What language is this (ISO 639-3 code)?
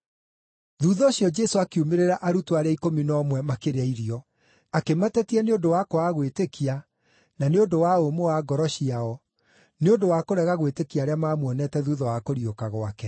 kik